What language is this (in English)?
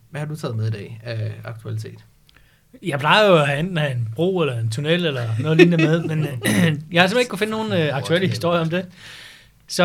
Danish